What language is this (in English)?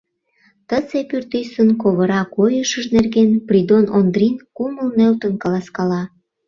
Mari